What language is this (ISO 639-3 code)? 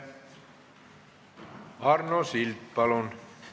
est